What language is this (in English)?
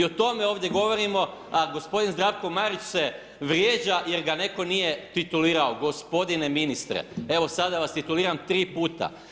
Croatian